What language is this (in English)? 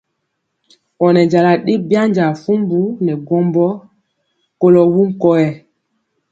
Mpiemo